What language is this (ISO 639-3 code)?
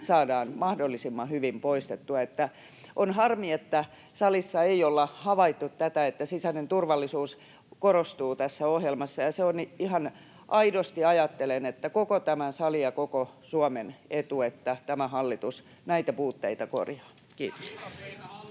fin